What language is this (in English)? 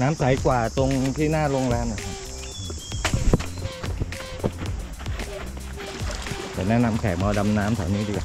Thai